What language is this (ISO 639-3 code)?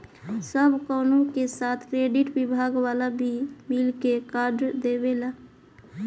bho